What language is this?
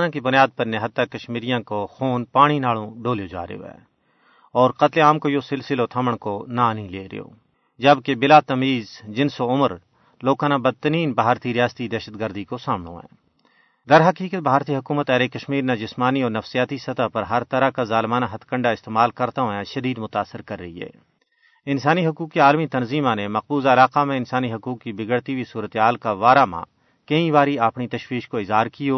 Urdu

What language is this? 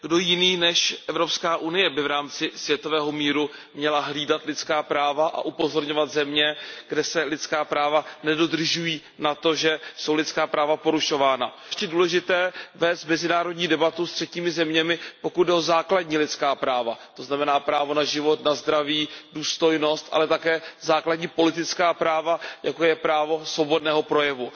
Czech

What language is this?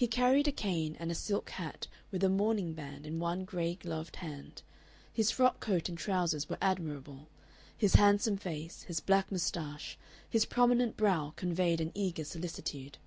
English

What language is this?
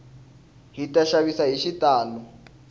Tsonga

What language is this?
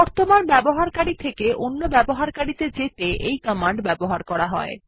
Bangla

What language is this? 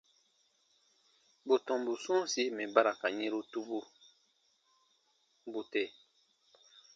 Baatonum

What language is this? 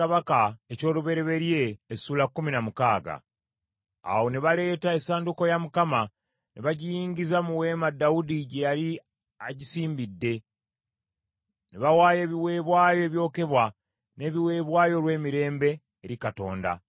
Ganda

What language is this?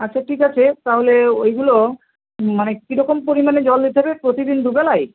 Bangla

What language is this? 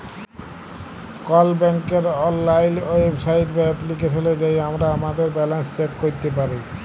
Bangla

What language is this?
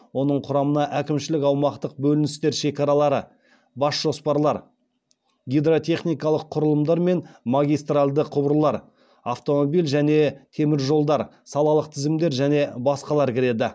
Kazakh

